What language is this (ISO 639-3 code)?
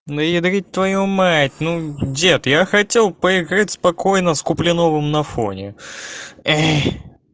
rus